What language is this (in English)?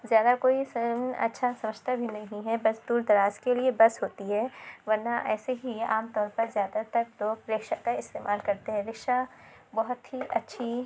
Urdu